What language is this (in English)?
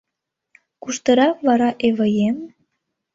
Mari